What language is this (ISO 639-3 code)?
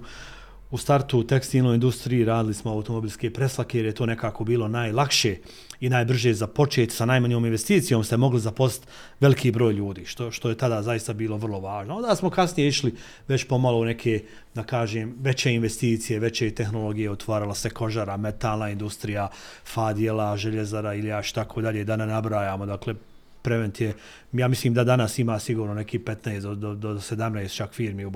hrv